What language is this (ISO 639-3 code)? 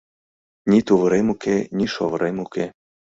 chm